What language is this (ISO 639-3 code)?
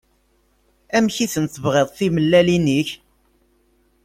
kab